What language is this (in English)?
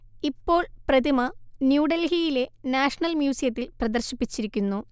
Malayalam